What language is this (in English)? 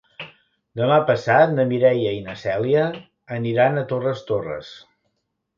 Catalan